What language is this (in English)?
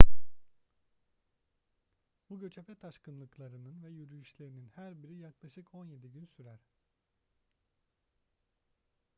Turkish